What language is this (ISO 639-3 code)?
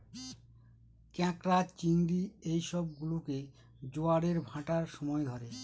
ben